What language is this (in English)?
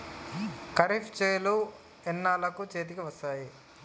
Telugu